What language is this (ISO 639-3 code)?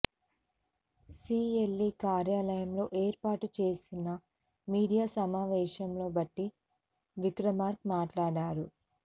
tel